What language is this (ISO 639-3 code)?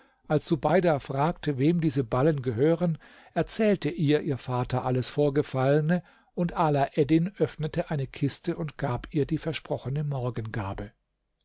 deu